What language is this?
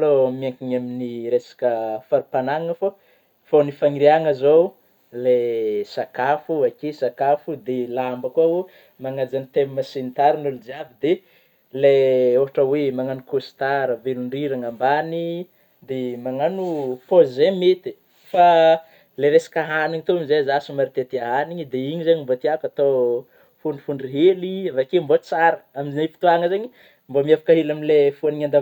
Northern Betsimisaraka Malagasy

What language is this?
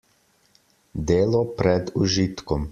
Slovenian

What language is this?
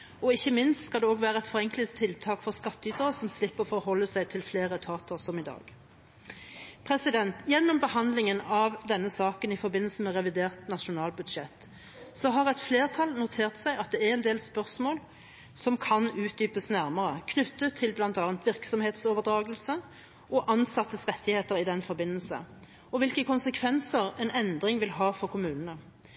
Norwegian Bokmål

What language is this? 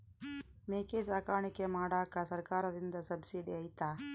Kannada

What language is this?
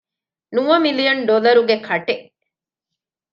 Divehi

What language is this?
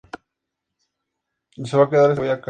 Spanish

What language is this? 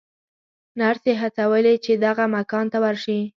Pashto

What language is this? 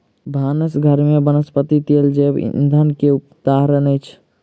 Maithili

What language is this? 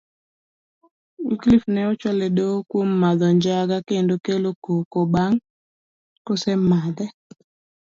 Luo (Kenya and Tanzania)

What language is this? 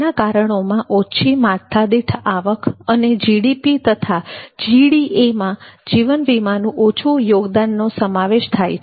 Gujarati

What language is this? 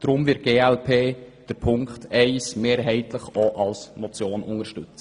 Swiss German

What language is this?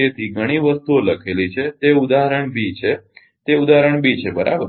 Gujarati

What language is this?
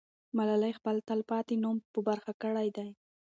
Pashto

